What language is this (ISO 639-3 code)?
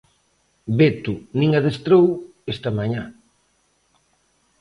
glg